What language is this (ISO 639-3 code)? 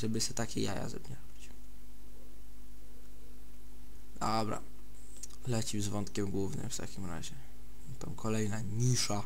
pol